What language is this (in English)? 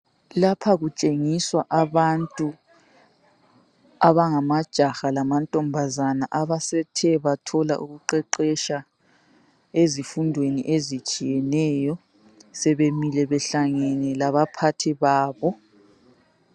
North Ndebele